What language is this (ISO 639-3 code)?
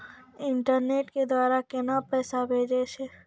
mai